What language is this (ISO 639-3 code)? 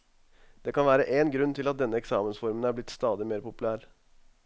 nor